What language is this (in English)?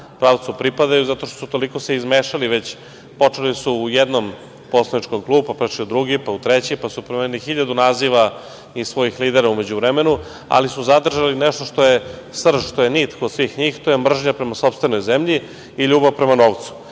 Serbian